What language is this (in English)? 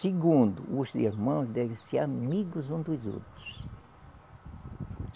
Portuguese